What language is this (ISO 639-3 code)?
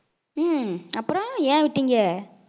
tam